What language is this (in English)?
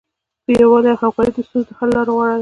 Pashto